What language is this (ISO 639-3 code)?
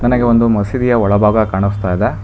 kan